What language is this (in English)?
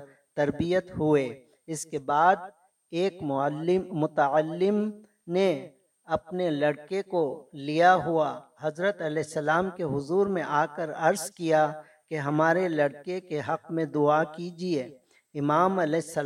Urdu